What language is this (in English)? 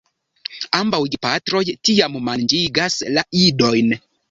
Esperanto